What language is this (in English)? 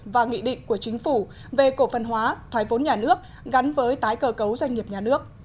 Vietnamese